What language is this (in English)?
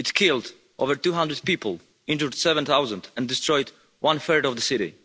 English